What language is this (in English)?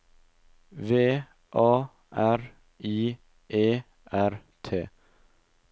Norwegian